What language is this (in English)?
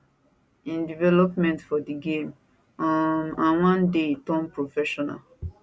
Nigerian Pidgin